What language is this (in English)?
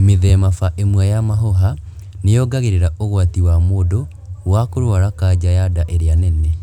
Kikuyu